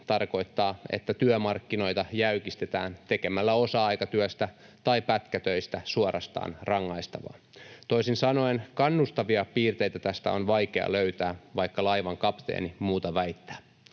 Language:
Finnish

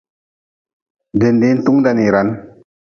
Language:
Nawdm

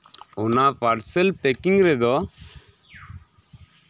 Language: Santali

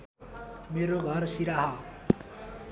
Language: Nepali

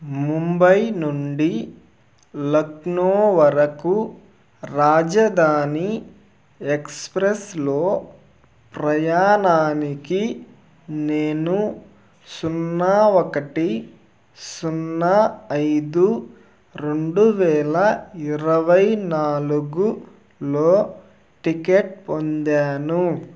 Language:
Telugu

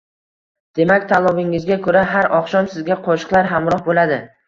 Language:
Uzbek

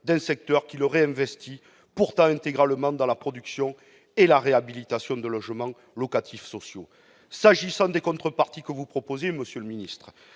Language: French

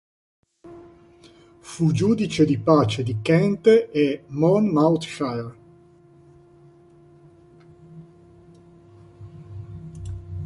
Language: Italian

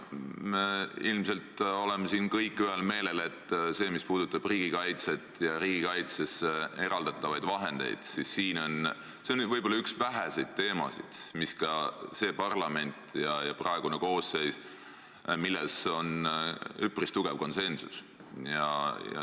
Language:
Estonian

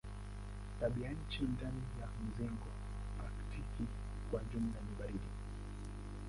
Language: Swahili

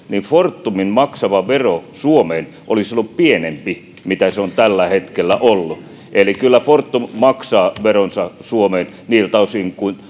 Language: Finnish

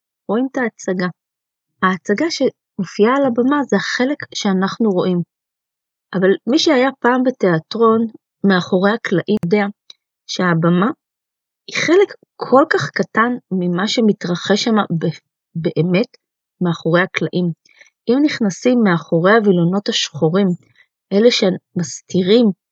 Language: Hebrew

